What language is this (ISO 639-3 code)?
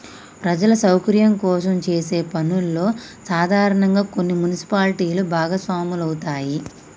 tel